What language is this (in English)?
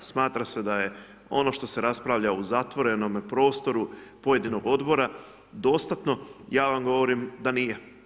Croatian